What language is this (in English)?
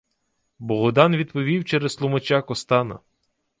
Ukrainian